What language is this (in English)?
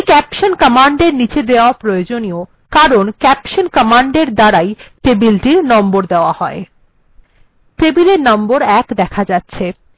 Bangla